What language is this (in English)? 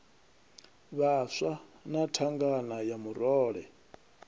Venda